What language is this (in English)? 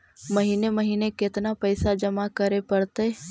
Magahi